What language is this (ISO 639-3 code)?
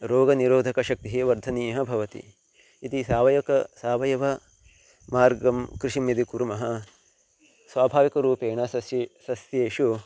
san